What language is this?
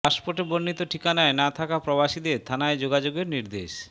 Bangla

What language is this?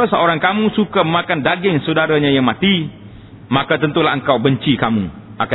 Malay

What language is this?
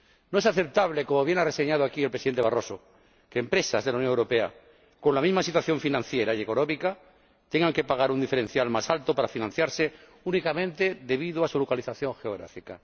Spanish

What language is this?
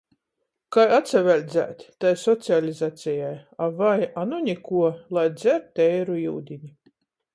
Latgalian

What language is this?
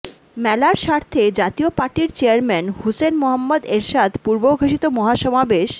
Bangla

